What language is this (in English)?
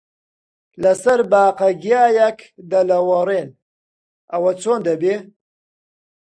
Central Kurdish